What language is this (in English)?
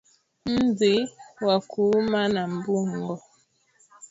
Swahili